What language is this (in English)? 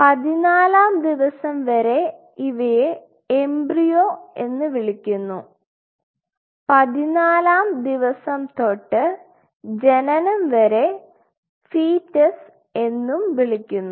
Malayalam